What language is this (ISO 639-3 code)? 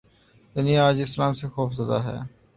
urd